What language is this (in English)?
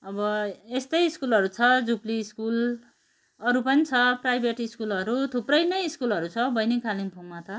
Nepali